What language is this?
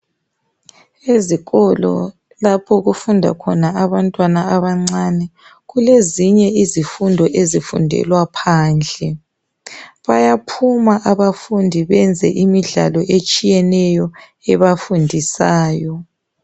North Ndebele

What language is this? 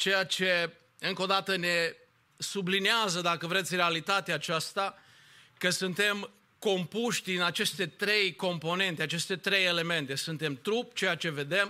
Romanian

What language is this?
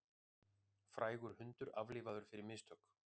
Icelandic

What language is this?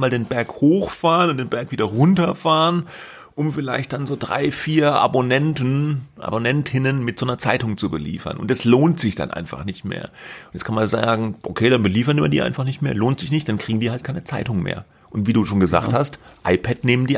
German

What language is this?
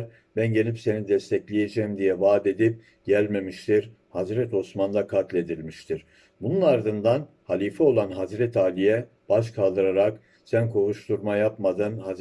Turkish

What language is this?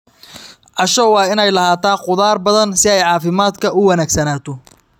Somali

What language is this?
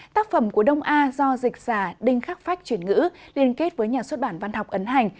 Vietnamese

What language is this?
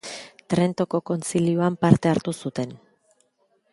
Basque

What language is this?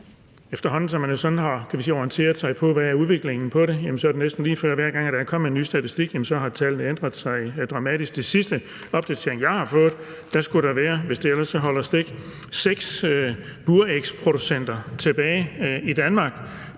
Danish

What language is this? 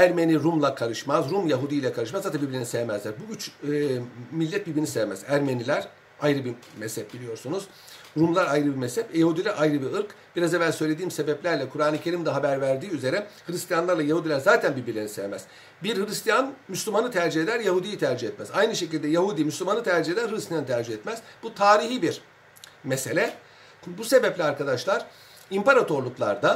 Turkish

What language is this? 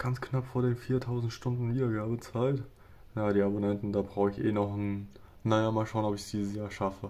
German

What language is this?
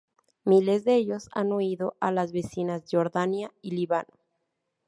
Spanish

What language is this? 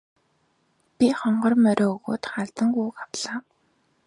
Mongolian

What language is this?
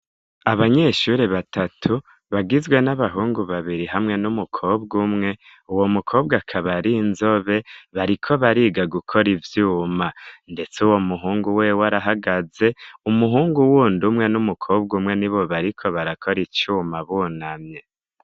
Rundi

